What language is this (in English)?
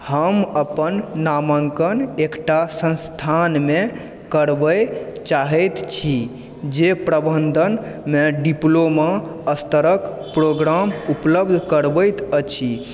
Maithili